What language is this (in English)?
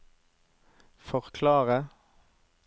Norwegian